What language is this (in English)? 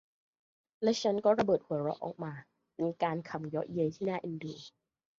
Thai